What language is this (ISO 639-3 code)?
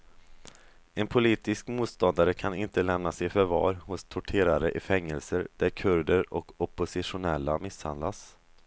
swe